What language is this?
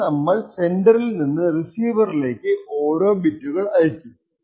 Malayalam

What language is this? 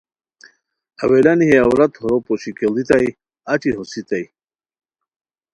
Khowar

